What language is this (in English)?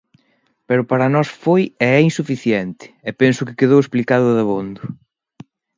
Galician